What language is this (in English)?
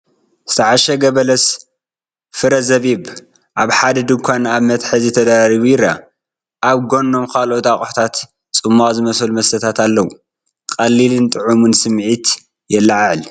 Tigrinya